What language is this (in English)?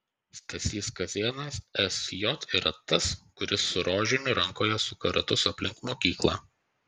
Lithuanian